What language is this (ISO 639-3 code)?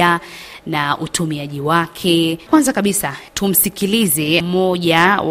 swa